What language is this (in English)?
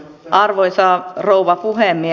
Finnish